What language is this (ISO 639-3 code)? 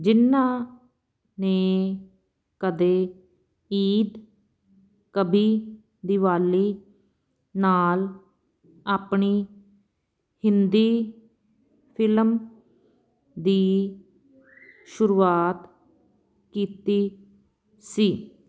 pan